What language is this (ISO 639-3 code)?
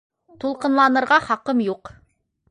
bak